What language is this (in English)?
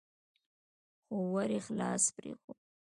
Pashto